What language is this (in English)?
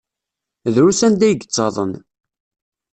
Kabyle